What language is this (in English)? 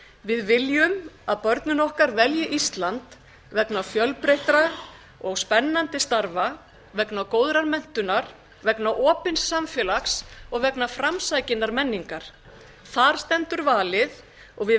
Icelandic